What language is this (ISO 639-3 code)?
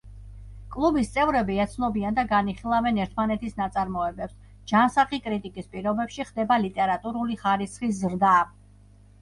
kat